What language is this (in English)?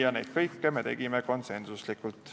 Estonian